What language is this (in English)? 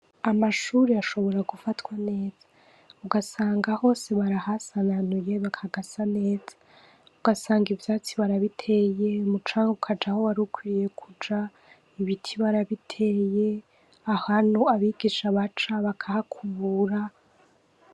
Rundi